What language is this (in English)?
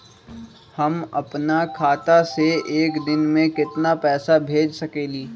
Magahi